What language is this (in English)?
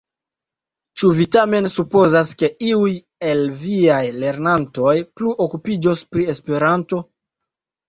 Esperanto